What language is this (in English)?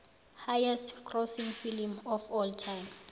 South Ndebele